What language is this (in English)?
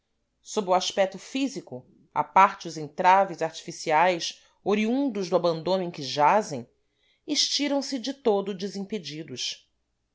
Portuguese